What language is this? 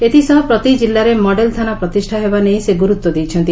Odia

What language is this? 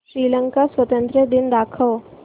Marathi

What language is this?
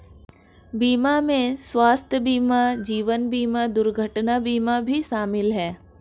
Hindi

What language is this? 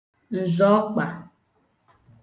Igbo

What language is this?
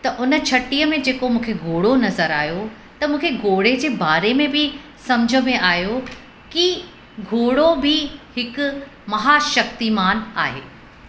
Sindhi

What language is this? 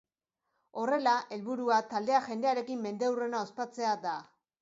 Basque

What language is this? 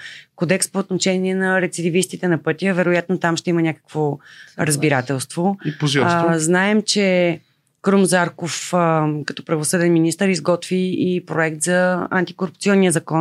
Bulgarian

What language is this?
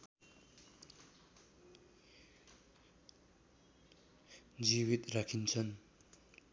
Nepali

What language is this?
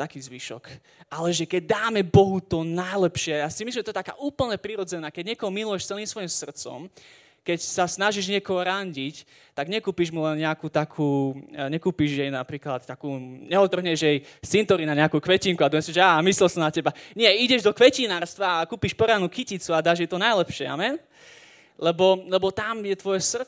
Slovak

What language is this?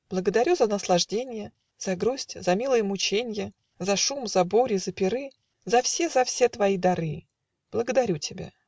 Russian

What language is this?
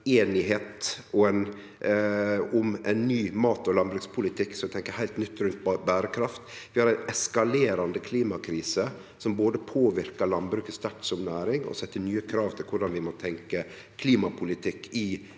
Norwegian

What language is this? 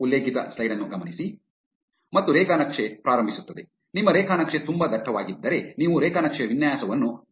Kannada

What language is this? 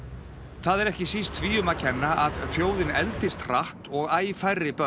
Icelandic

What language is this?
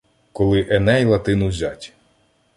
Ukrainian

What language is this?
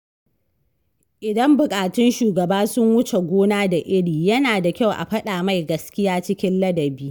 Hausa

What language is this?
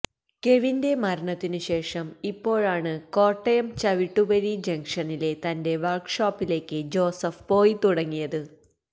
Malayalam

